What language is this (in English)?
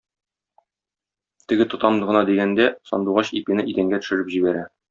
Tatar